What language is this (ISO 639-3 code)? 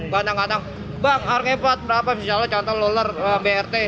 ind